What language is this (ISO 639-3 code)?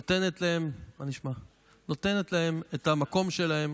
heb